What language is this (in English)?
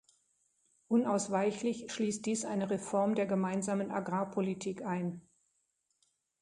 German